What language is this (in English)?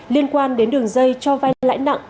Vietnamese